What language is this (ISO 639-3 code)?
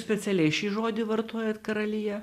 lit